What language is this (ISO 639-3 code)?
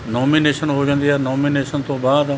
pan